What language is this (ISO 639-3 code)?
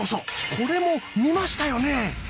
jpn